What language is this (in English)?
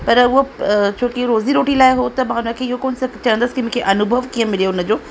Sindhi